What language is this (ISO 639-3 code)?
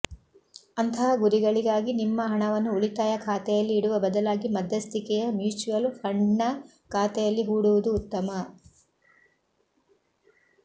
kan